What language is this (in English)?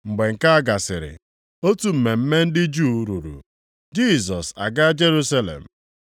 Igbo